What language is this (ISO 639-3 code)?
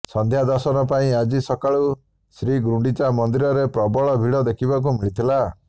ori